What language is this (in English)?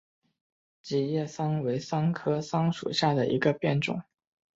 Chinese